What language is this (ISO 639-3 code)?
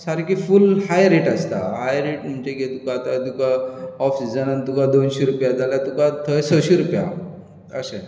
kok